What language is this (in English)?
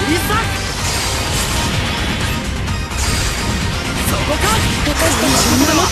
Japanese